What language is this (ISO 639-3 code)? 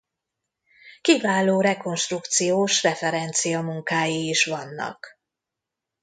hun